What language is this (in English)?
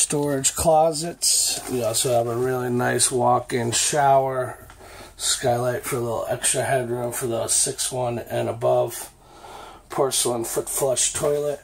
English